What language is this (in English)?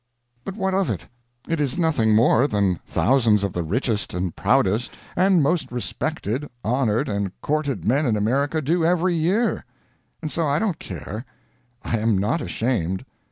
English